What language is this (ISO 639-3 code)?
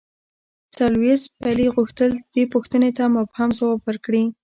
pus